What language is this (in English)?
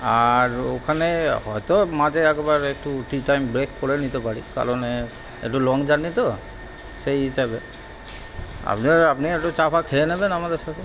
Bangla